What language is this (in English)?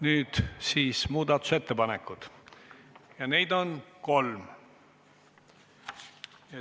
Estonian